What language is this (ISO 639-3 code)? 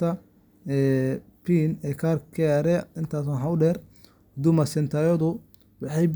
som